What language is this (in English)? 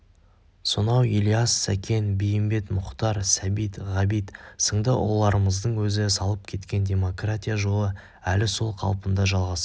Kazakh